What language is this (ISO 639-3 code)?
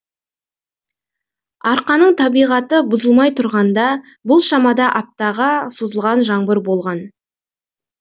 kaz